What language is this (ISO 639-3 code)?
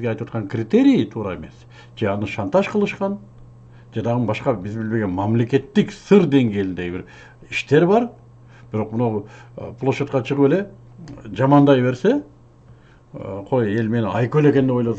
tur